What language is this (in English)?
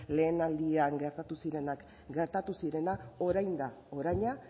Basque